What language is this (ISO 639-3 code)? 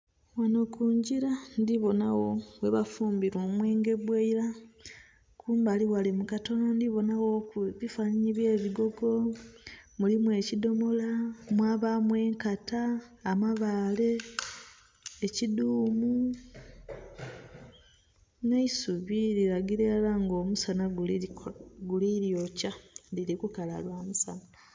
xog